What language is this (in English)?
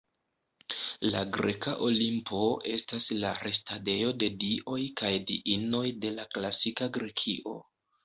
Esperanto